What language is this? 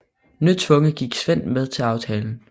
Danish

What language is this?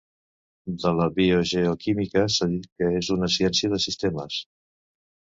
Catalan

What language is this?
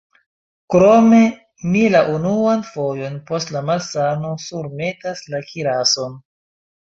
Esperanto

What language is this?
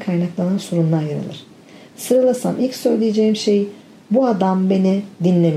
Turkish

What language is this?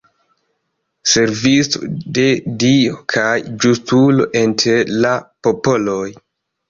Esperanto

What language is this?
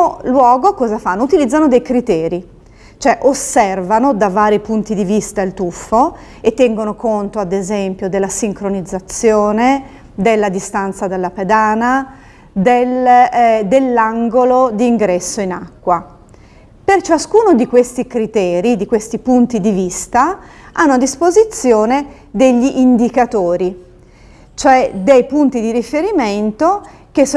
Italian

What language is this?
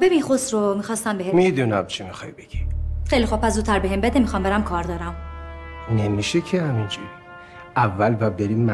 Persian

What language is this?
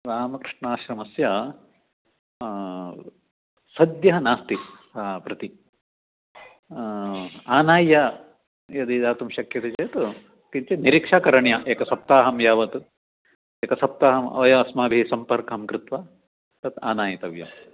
Sanskrit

